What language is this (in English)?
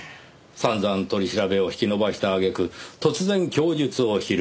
Japanese